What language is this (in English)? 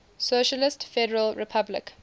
English